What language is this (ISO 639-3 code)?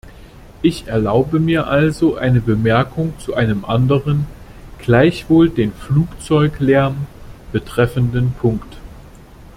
deu